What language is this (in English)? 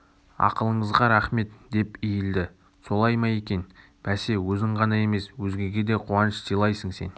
Kazakh